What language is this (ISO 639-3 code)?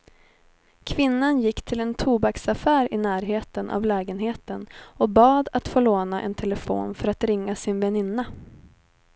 swe